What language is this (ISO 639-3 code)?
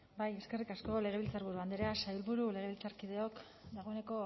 eus